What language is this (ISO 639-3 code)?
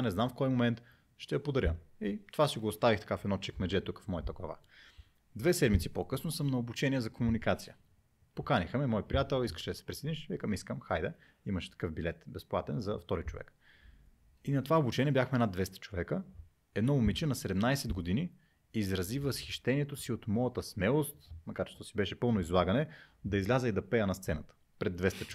bul